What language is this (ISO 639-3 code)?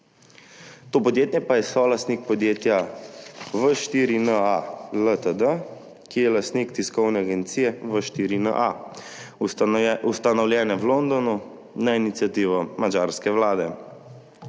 slv